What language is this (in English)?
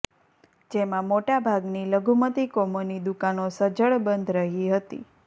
Gujarati